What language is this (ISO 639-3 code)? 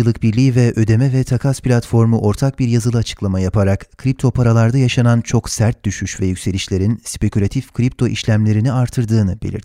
tur